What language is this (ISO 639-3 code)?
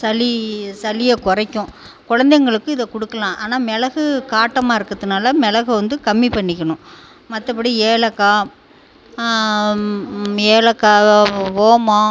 tam